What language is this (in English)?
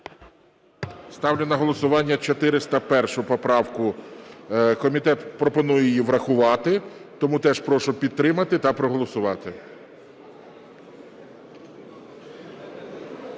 Ukrainian